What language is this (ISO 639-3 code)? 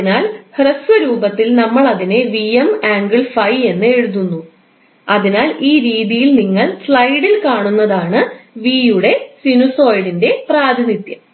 mal